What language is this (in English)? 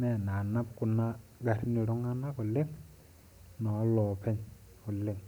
Masai